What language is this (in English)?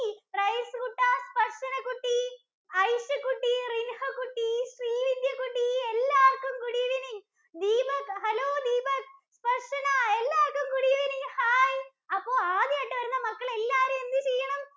Malayalam